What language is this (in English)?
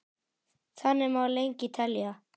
Icelandic